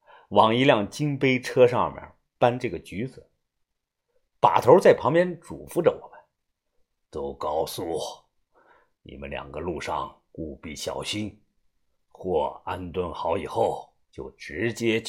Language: Chinese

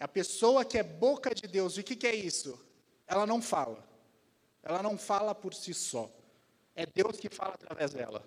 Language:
Portuguese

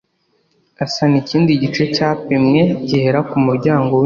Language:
Kinyarwanda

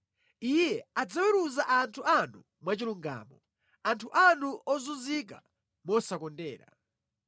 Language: Nyanja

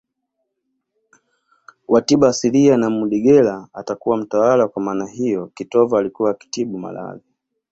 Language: Swahili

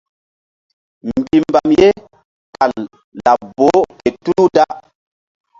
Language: Mbum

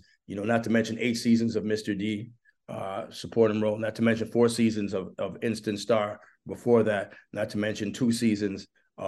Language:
English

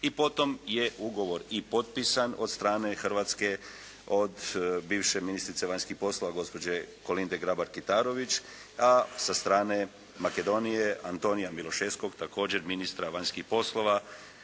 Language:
Croatian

